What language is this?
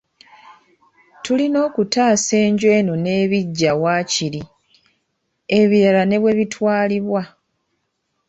Ganda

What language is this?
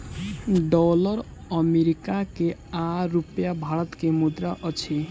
Maithili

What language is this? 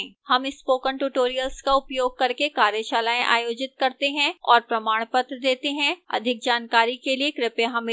Hindi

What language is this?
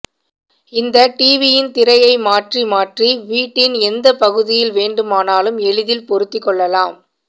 Tamil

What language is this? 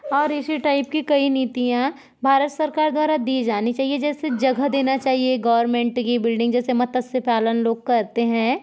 Hindi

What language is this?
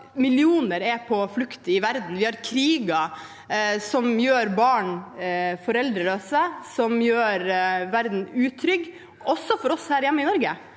Norwegian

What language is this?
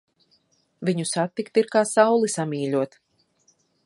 Latvian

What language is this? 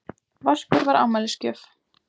Icelandic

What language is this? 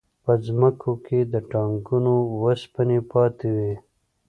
Pashto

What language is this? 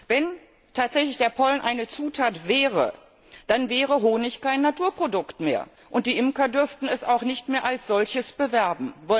German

